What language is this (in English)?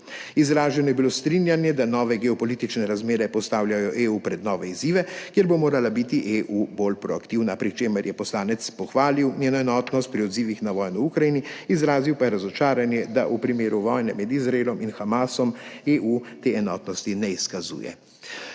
Slovenian